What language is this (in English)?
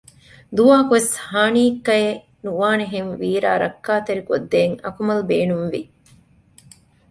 Divehi